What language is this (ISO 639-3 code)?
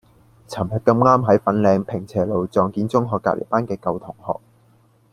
yue